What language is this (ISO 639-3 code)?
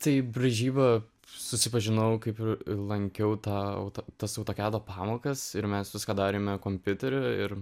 lit